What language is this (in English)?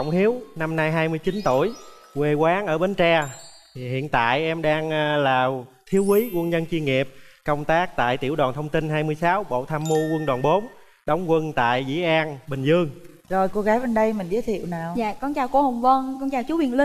Vietnamese